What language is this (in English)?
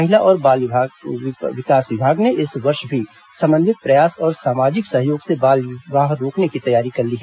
Hindi